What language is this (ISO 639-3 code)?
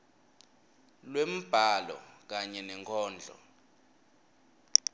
ssw